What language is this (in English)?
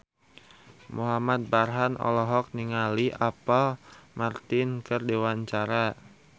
Sundanese